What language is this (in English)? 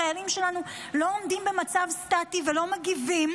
Hebrew